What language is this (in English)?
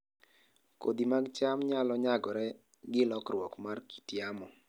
Luo (Kenya and Tanzania)